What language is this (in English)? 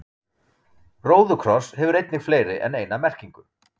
Icelandic